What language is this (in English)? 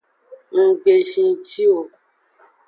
Aja (Benin)